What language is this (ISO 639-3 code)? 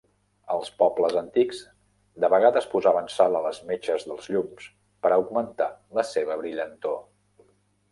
cat